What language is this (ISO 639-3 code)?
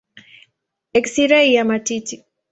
swa